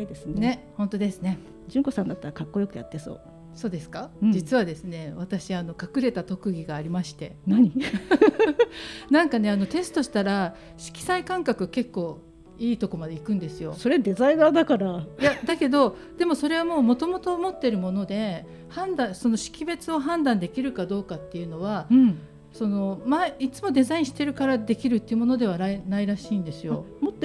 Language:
Japanese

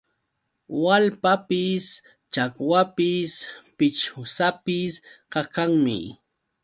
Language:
Yauyos Quechua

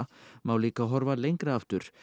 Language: Icelandic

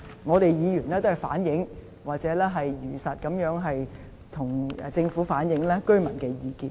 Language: Cantonese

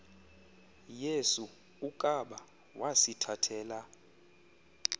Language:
Xhosa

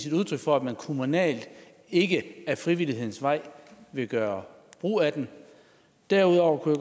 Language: Danish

